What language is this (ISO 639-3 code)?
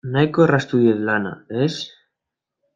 eus